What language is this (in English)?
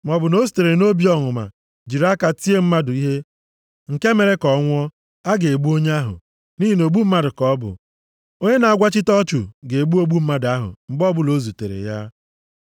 Igbo